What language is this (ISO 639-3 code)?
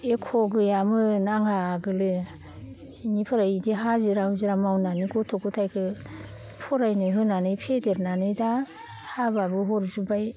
brx